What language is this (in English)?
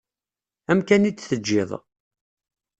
Kabyle